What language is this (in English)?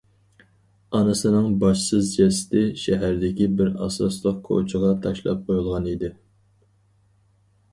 Uyghur